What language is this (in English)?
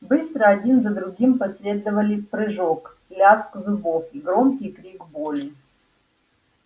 Russian